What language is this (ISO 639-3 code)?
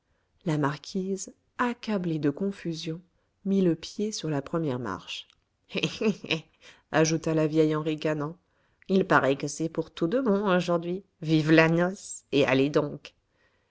fra